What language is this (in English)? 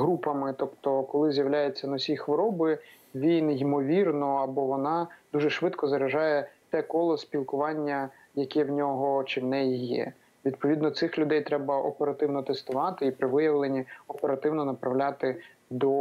Ukrainian